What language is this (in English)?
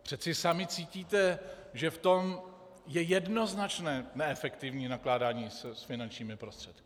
Czech